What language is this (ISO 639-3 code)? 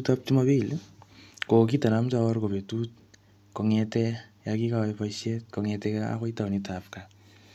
kln